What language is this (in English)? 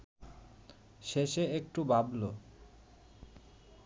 Bangla